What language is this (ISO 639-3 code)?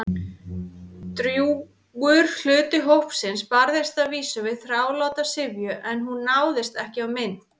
isl